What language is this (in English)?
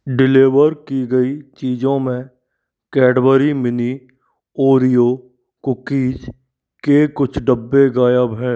Hindi